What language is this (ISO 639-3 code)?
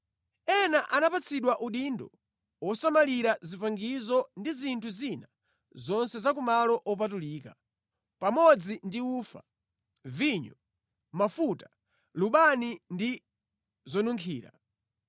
nya